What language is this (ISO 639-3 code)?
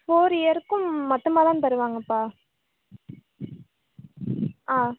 tam